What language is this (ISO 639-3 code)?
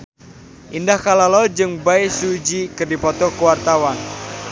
sun